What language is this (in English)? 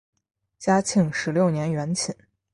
Chinese